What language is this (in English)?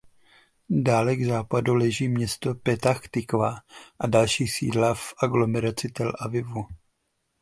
Czech